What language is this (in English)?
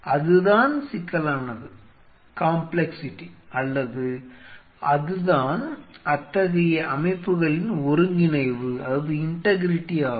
Tamil